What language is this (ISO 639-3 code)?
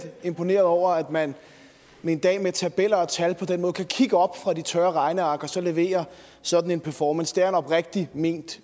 dan